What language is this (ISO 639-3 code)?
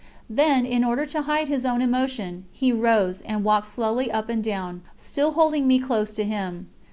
eng